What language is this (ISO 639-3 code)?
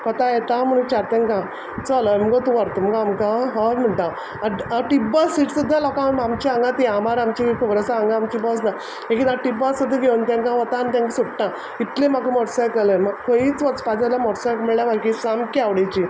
kok